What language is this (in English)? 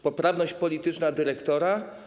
Polish